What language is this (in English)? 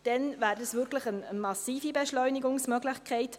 Swiss German